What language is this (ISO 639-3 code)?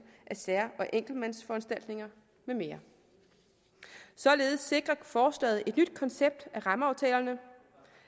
dan